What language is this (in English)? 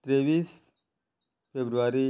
Konkani